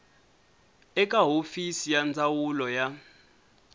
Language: Tsonga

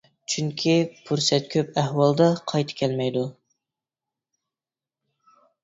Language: Uyghur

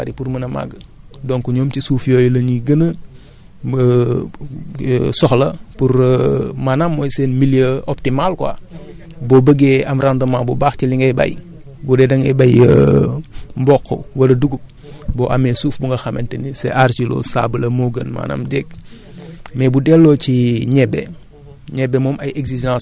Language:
Wolof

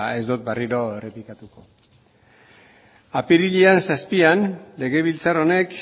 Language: Basque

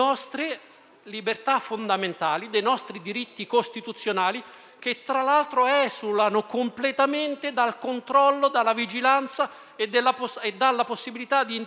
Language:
Italian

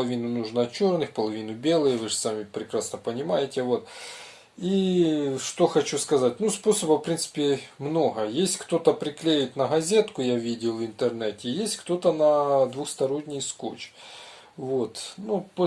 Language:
Russian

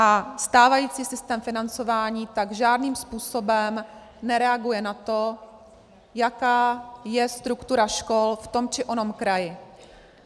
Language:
Czech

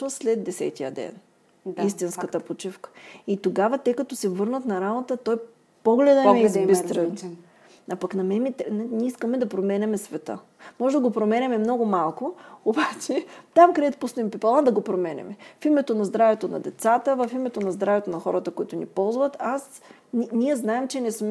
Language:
Bulgarian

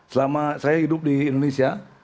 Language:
Indonesian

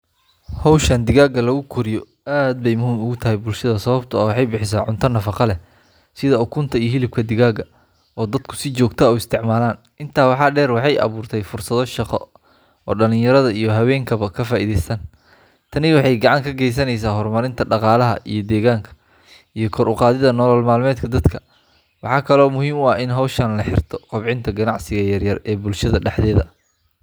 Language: Somali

